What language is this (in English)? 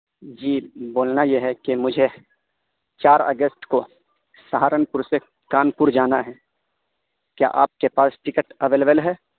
Urdu